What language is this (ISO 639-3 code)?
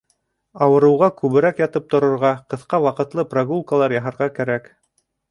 bak